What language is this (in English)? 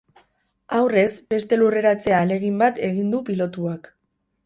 Basque